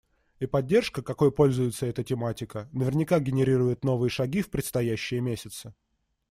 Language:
Russian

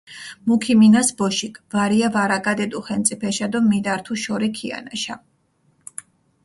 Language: Mingrelian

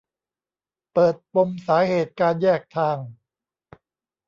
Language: Thai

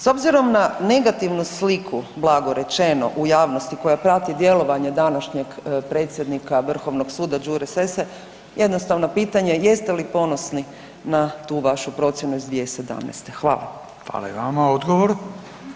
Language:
Croatian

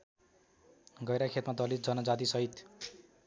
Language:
Nepali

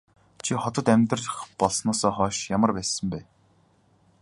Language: Mongolian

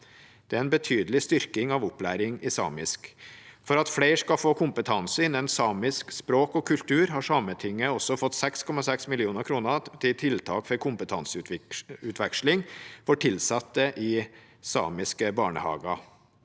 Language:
Norwegian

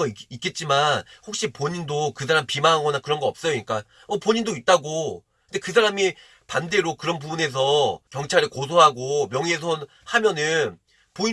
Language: Korean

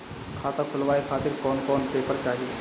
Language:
Bhojpuri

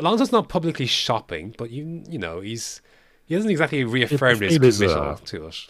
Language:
English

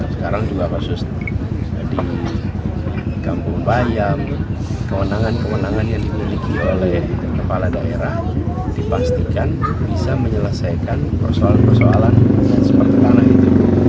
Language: Indonesian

